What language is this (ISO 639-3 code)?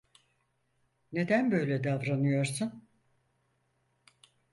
tur